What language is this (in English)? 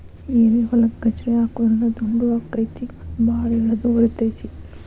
Kannada